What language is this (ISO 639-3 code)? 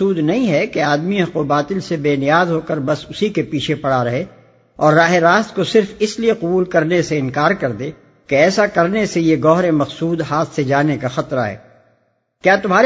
urd